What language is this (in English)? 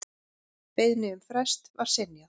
Icelandic